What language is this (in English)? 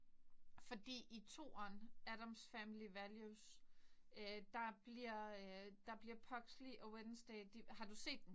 Danish